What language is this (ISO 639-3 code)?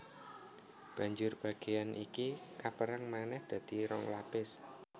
jav